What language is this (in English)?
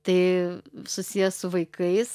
Lithuanian